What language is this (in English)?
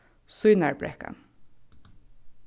Faroese